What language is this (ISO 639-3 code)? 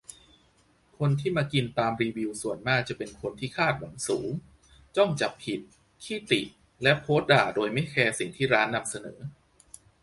tha